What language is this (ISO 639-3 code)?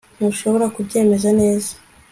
kin